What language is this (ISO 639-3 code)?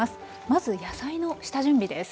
jpn